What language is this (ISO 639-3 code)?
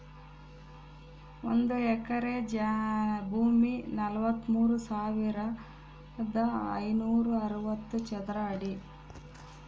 kan